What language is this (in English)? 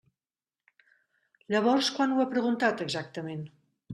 Catalan